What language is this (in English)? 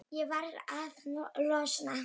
Icelandic